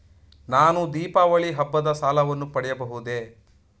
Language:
Kannada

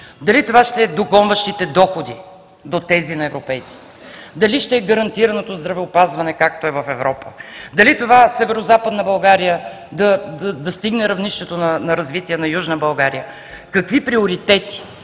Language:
Bulgarian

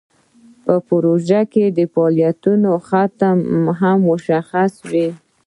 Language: Pashto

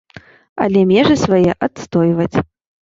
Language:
Belarusian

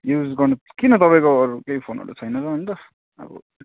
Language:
Nepali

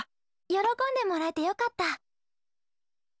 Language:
Japanese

